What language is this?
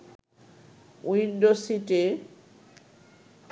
Bangla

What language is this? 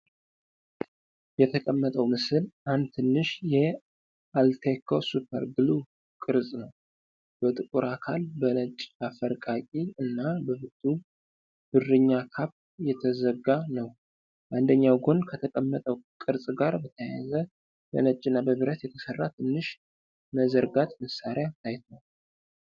Amharic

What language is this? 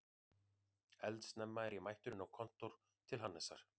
Icelandic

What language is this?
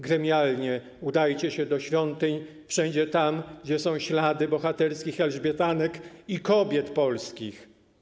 Polish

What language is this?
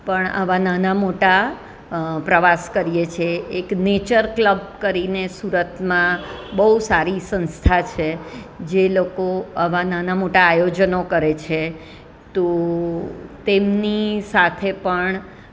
Gujarati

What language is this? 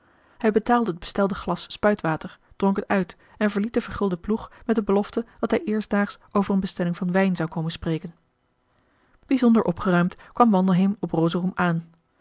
Dutch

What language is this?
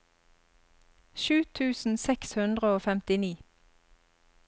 Norwegian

